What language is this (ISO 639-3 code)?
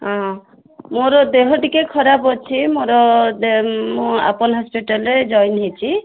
ori